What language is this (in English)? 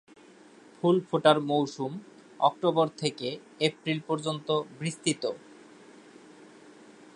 Bangla